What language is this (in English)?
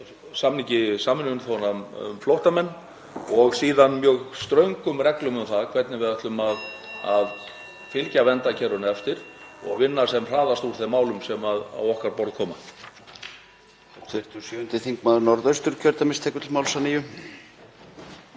Icelandic